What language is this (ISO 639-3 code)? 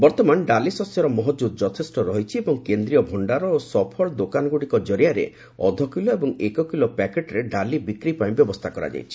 ori